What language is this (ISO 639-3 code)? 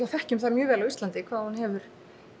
isl